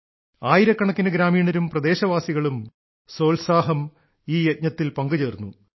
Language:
Malayalam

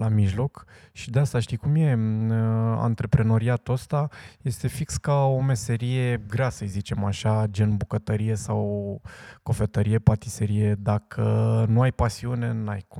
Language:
Romanian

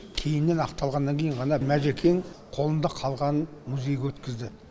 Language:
Kazakh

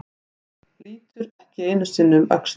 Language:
Icelandic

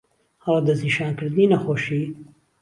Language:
Central Kurdish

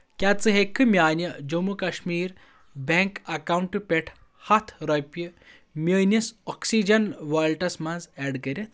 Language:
Kashmiri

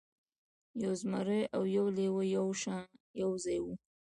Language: Pashto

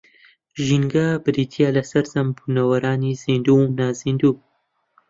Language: Central Kurdish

